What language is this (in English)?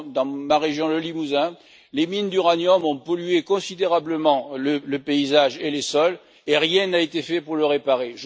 French